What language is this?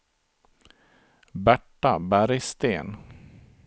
Swedish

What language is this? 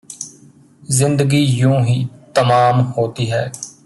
Punjabi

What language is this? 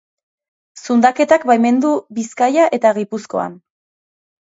Basque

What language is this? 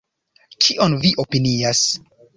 Esperanto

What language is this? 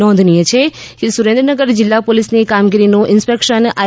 Gujarati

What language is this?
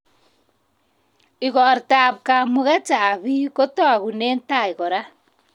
Kalenjin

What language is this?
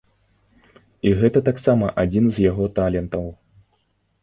Belarusian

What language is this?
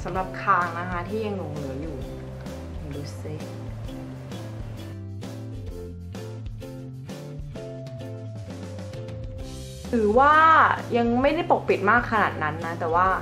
Thai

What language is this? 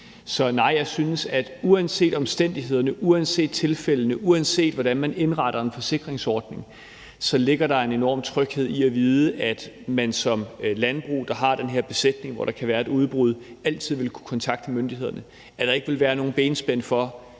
Danish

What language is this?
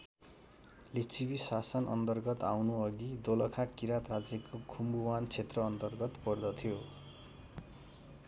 Nepali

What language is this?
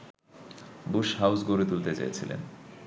Bangla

